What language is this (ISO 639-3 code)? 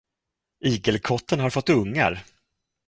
swe